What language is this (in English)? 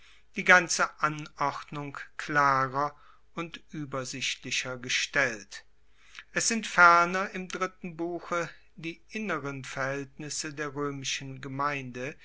German